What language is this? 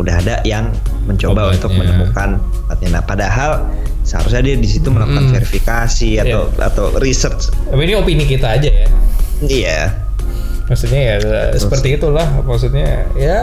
Indonesian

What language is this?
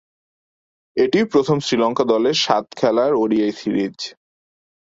Bangla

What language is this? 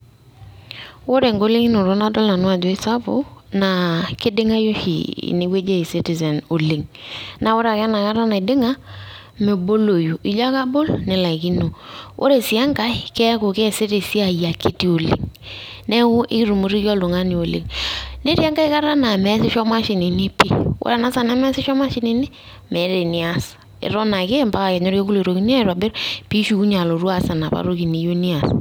Masai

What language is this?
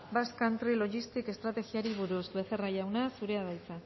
Basque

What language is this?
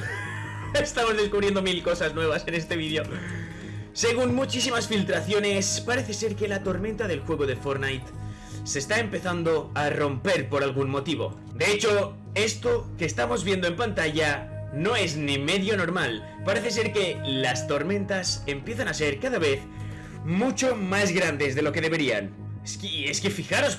Spanish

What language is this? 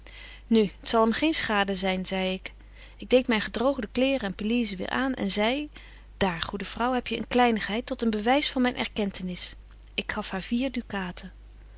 Dutch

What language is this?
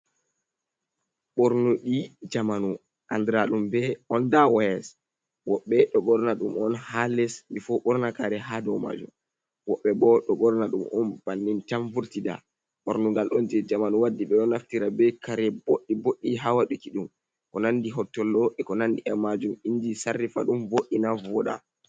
Fula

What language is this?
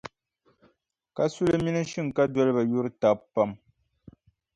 Dagbani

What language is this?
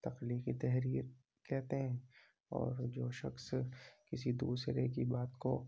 Urdu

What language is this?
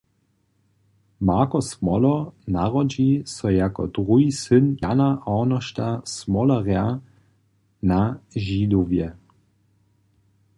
Upper Sorbian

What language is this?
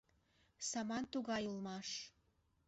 Mari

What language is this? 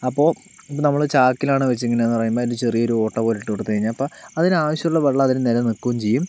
Malayalam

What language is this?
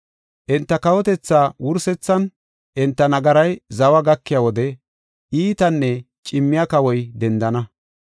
Gofa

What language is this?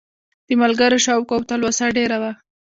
Pashto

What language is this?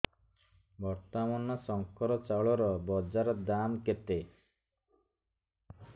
Odia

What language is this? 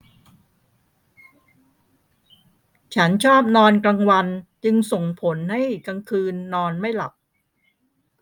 Thai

